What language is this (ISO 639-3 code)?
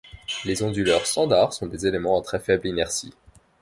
fra